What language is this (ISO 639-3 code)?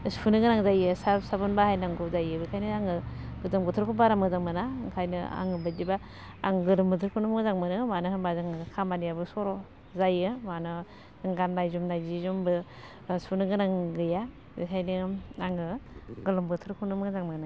brx